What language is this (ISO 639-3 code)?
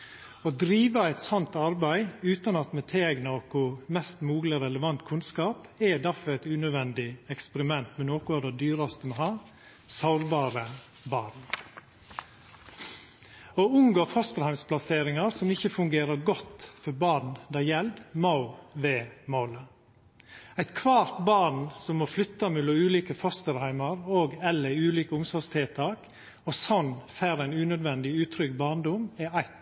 nno